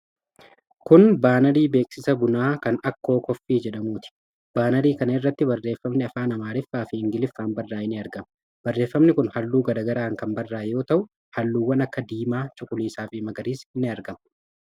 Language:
Oromo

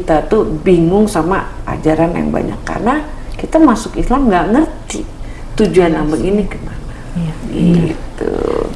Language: Indonesian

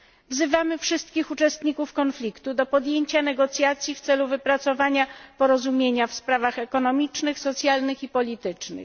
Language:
Polish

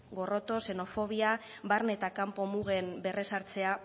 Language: Basque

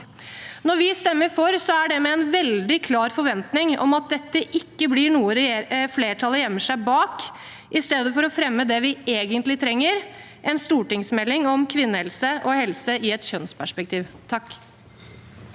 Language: Norwegian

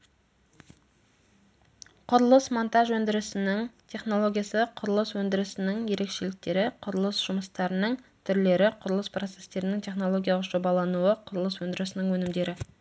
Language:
Kazakh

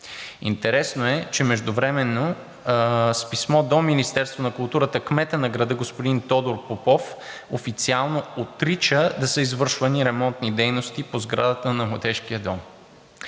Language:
Bulgarian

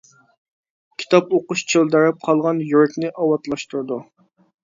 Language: Uyghur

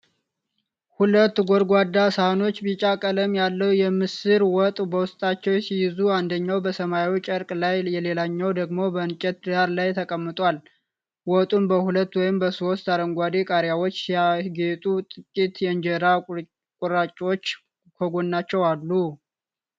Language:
Amharic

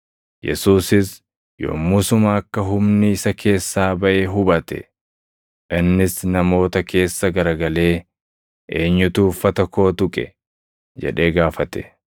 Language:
Oromo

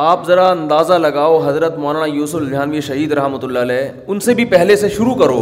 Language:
Urdu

